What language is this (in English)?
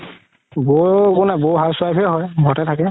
Assamese